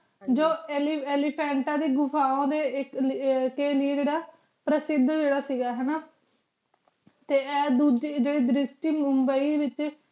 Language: Punjabi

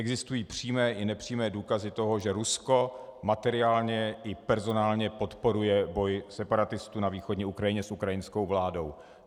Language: Czech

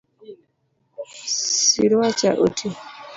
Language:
Luo (Kenya and Tanzania)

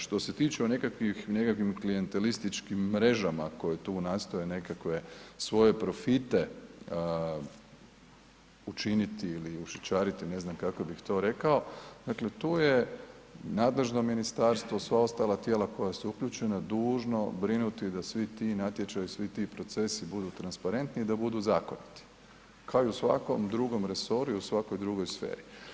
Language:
Croatian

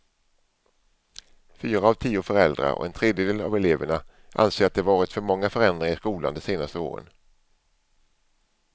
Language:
Swedish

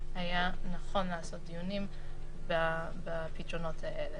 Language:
Hebrew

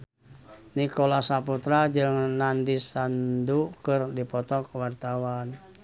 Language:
Sundanese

